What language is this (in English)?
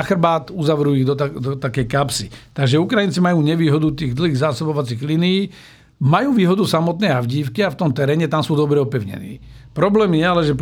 Slovak